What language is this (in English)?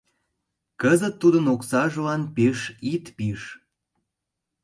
Mari